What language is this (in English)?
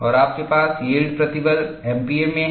Hindi